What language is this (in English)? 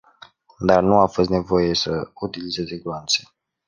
Romanian